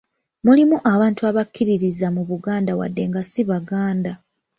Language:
Ganda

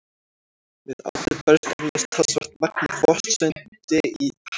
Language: Icelandic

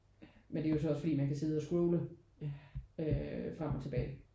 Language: Danish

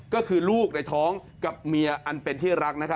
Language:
Thai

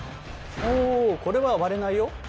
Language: Japanese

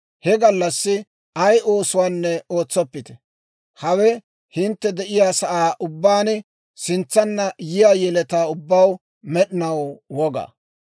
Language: Dawro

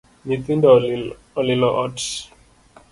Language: Luo (Kenya and Tanzania)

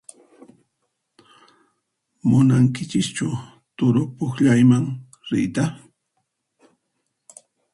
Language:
Puno Quechua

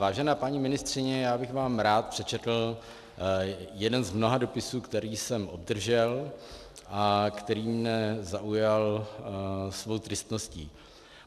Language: Czech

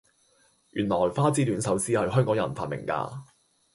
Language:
Cantonese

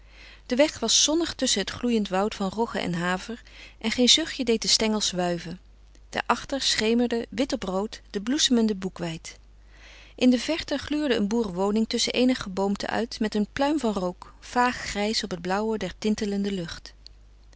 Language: Dutch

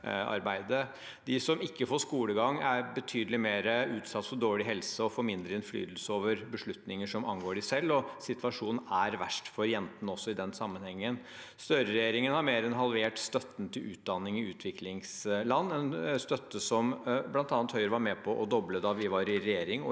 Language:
Norwegian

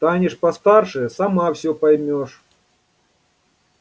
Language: Russian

